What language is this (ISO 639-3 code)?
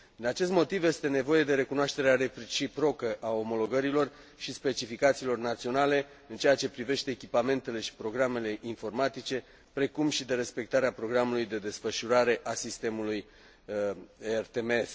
ron